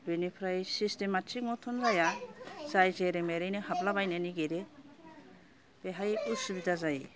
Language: Bodo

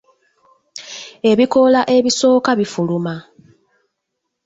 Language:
Ganda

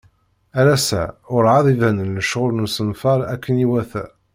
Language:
Kabyle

